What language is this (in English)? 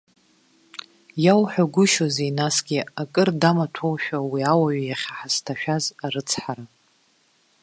Abkhazian